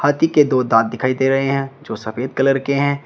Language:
Hindi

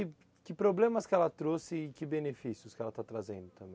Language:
Portuguese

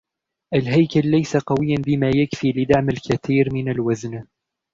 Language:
Arabic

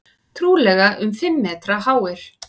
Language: Icelandic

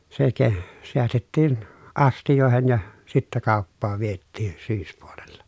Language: Finnish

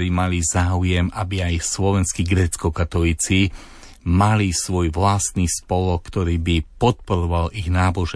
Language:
Slovak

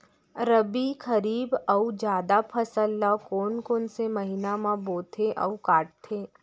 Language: Chhattisgarhi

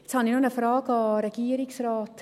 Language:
Swiss German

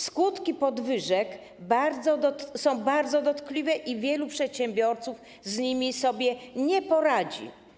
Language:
Polish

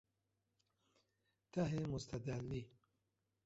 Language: Persian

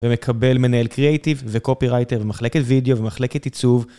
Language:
Hebrew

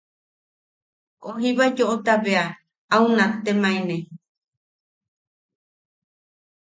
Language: Yaqui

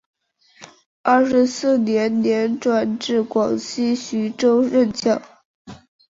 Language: Chinese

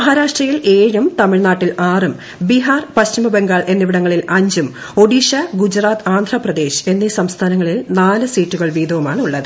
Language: Malayalam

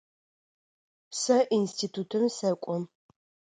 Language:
Adyghe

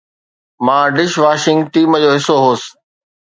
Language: Sindhi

